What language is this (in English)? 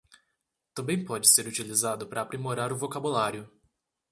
Portuguese